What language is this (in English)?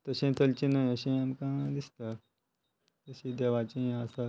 Konkani